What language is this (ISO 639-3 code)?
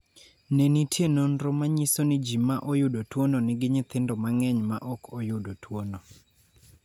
luo